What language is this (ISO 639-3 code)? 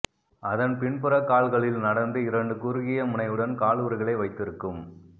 tam